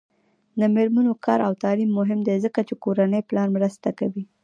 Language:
Pashto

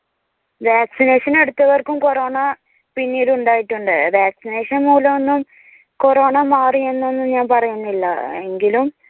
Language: Malayalam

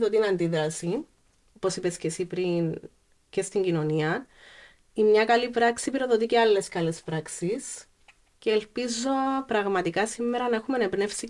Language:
Greek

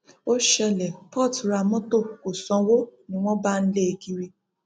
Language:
Yoruba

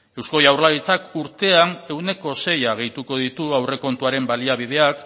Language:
Basque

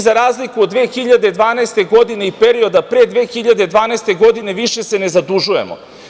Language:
Serbian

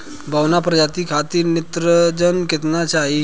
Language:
Bhojpuri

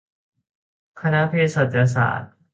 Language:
Thai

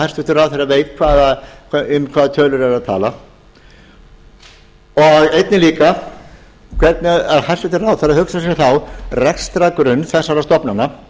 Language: Icelandic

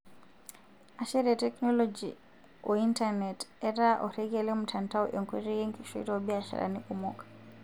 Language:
Masai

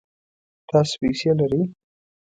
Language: Pashto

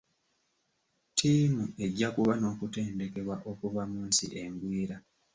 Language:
Ganda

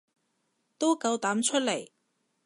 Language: Cantonese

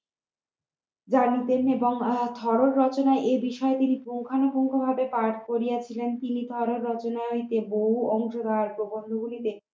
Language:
Bangla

